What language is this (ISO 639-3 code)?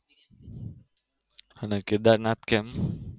guj